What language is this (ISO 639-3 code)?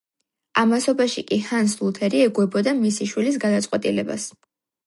kat